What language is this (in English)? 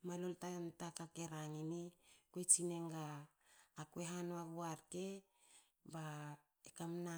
Hakö